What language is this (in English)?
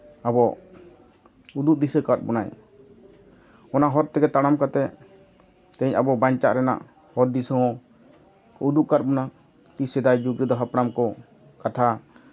Santali